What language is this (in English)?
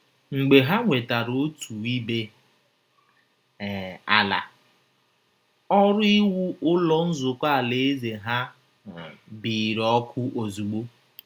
Igbo